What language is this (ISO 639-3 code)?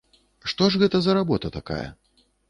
bel